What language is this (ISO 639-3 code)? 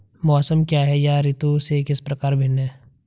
hin